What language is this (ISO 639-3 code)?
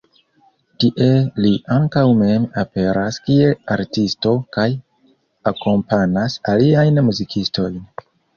epo